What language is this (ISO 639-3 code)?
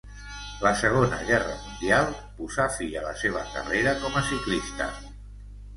cat